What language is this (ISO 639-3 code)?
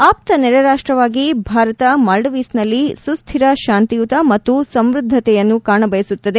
kan